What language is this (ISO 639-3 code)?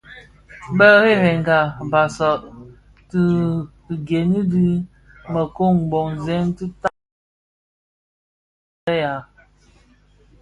ksf